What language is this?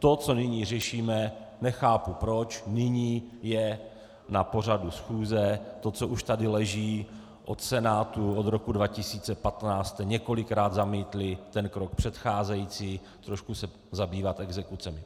Czech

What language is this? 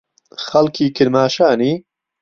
Central Kurdish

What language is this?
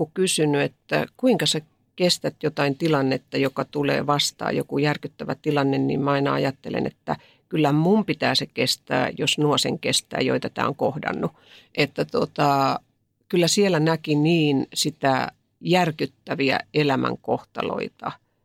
Finnish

